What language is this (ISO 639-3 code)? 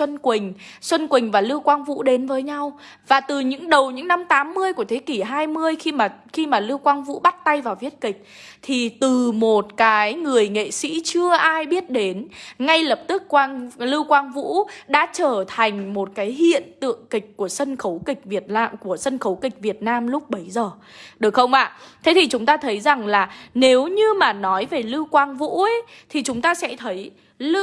vie